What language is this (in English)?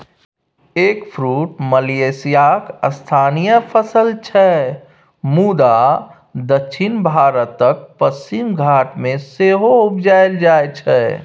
Maithili